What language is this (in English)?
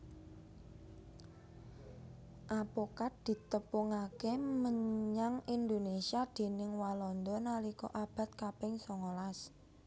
Javanese